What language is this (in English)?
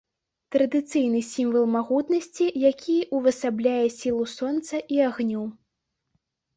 Belarusian